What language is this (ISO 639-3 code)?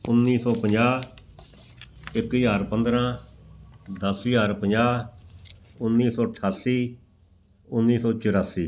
pan